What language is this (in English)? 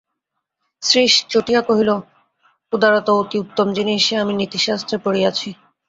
Bangla